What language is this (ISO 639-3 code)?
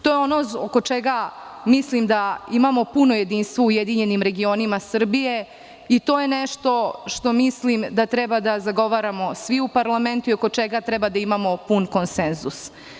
srp